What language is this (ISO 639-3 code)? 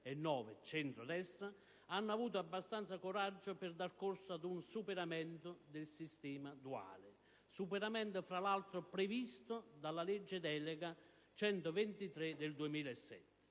ita